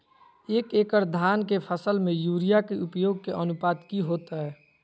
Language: Magahi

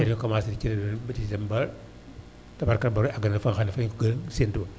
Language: Wolof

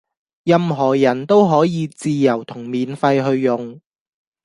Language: Cantonese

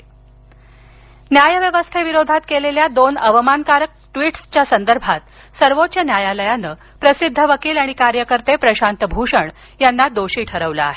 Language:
Marathi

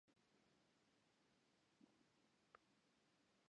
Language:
Western Frisian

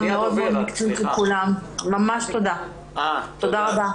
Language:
Hebrew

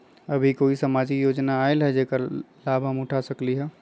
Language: Magahi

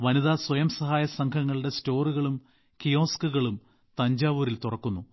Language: Malayalam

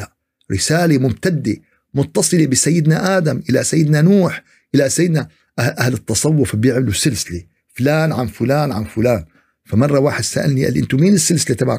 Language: Arabic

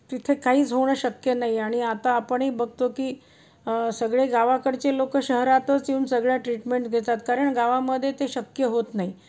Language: Marathi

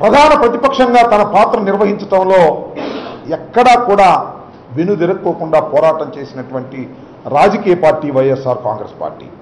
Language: Telugu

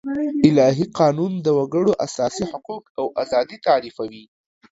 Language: Pashto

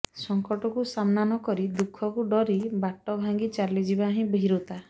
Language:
Odia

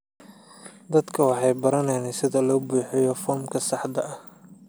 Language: Somali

